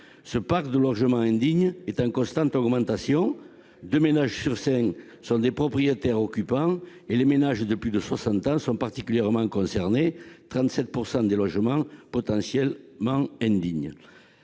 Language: French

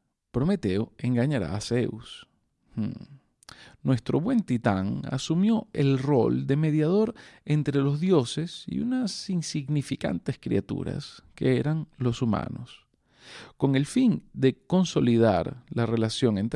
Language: Spanish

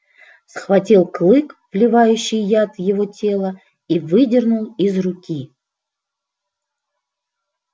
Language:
Russian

